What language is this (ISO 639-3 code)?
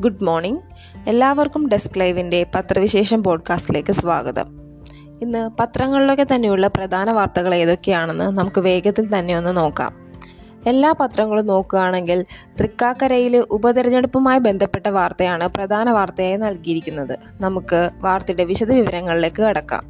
mal